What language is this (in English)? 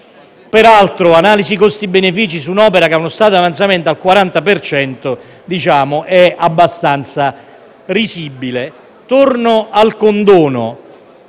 Italian